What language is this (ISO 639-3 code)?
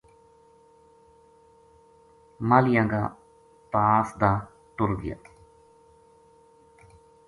gju